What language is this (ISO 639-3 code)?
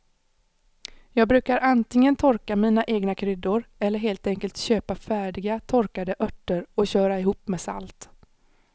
swe